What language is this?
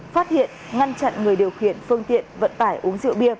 Vietnamese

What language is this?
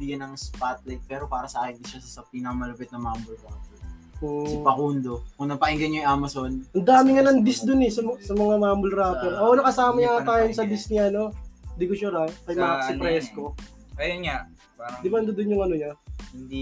Filipino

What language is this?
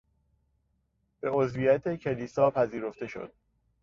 Persian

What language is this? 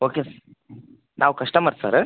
Kannada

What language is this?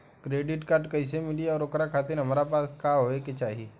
Bhojpuri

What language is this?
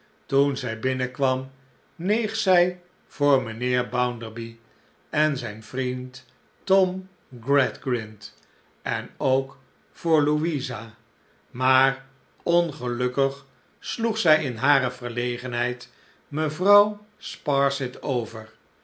Dutch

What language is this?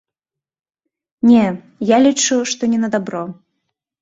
Belarusian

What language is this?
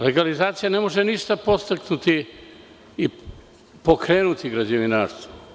Serbian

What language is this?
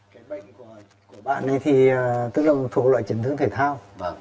Vietnamese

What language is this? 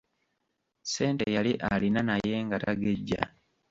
Ganda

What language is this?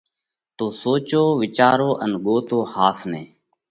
Parkari Koli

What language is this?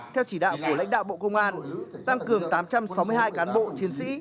Vietnamese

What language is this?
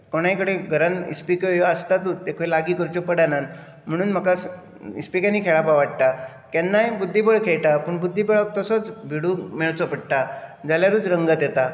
Konkani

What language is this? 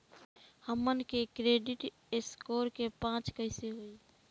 Bhojpuri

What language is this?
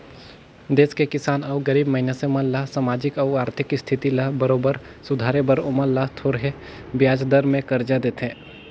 Chhattisgarhi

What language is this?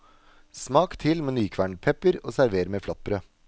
Norwegian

